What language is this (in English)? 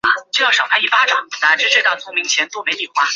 Chinese